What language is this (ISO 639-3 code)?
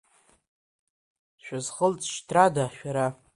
abk